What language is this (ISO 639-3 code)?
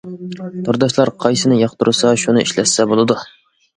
uig